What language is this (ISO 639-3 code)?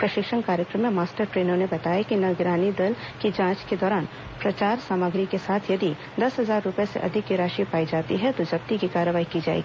hin